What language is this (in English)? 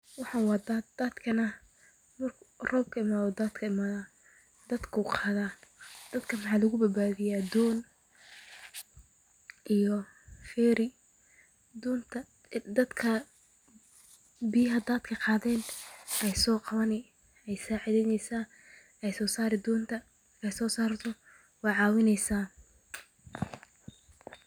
Somali